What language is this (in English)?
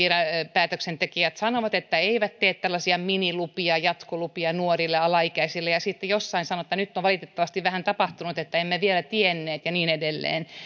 Finnish